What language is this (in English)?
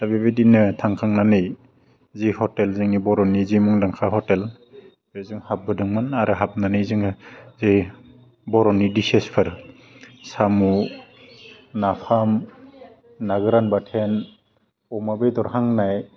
Bodo